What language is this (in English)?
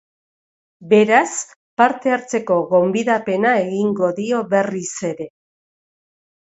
Basque